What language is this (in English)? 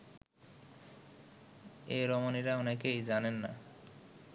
Bangla